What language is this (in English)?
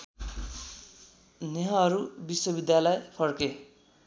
Nepali